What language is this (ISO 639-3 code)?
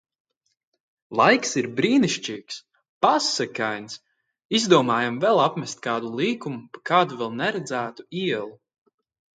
lav